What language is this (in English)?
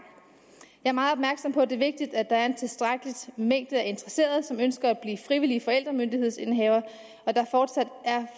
Danish